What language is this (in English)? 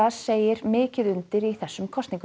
Icelandic